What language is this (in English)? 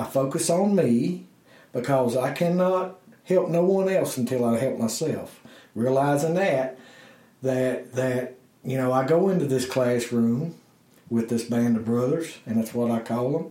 English